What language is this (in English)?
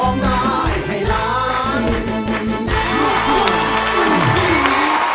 Thai